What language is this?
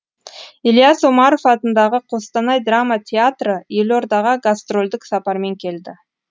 Kazakh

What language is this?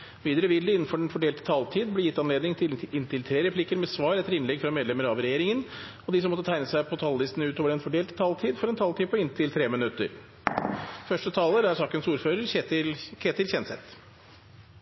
Norwegian Bokmål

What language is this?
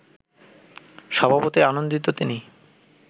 Bangla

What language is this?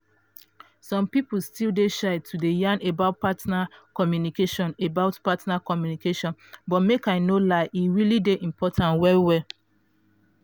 Nigerian Pidgin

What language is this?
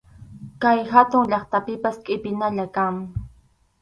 Arequipa-La Unión Quechua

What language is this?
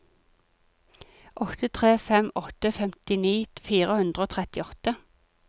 Norwegian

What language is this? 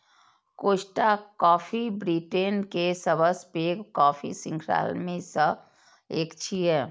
Maithili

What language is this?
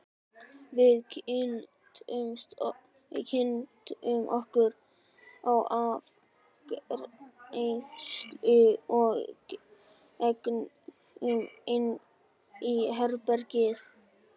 Icelandic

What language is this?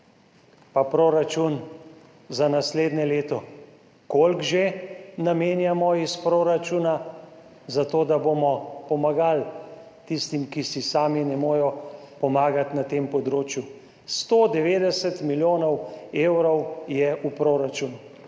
Slovenian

